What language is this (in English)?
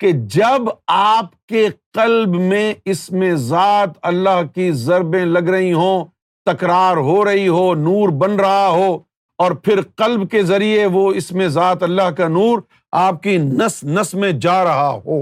Urdu